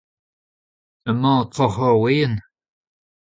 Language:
Breton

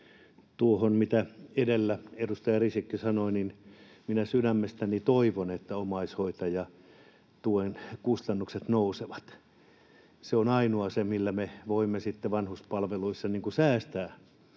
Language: Finnish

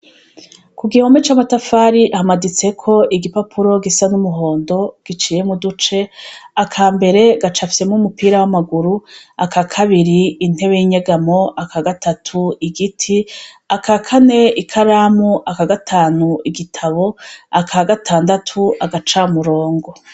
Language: Rundi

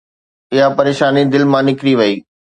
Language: Sindhi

